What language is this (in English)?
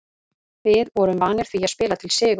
Icelandic